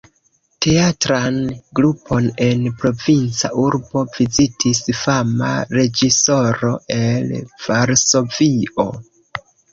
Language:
Esperanto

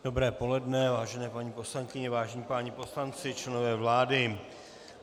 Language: Czech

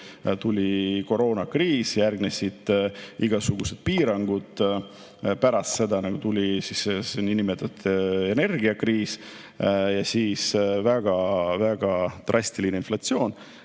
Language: Estonian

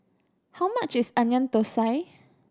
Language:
English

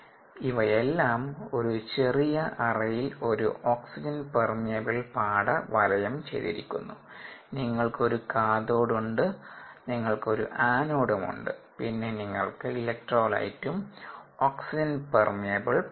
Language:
Malayalam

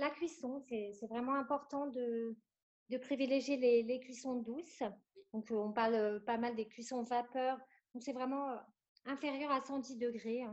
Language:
French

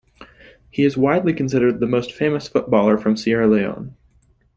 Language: English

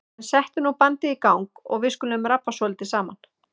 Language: Icelandic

